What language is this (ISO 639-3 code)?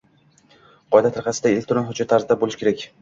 uzb